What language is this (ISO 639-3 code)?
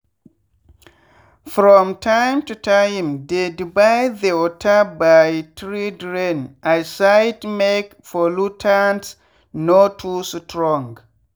pcm